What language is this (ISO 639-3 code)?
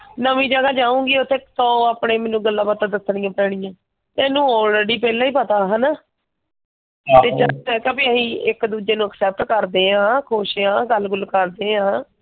pan